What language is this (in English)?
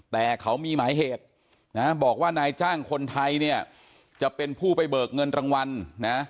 Thai